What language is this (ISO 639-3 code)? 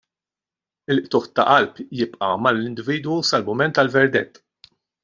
mlt